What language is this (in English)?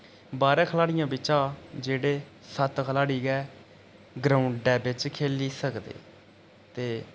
Dogri